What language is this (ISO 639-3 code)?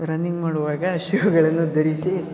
kan